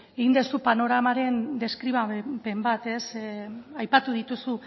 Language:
Basque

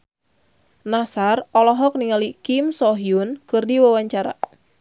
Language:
Sundanese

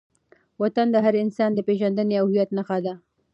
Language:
Pashto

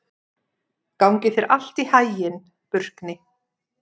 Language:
Icelandic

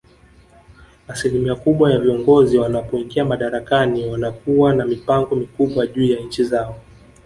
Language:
Swahili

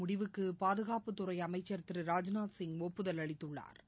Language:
Tamil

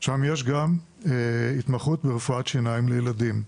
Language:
Hebrew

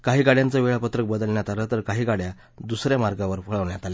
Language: Marathi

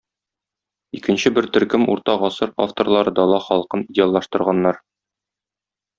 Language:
Tatar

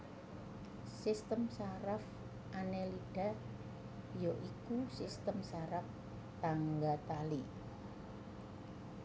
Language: Javanese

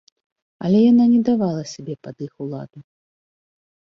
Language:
Belarusian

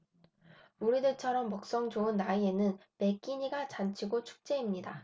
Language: Korean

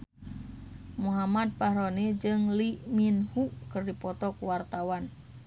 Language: Sundanese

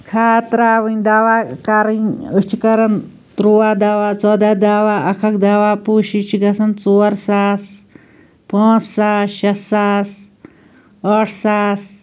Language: Kashmiri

